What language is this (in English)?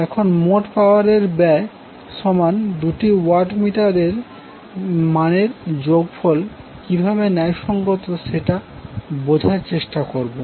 Bangla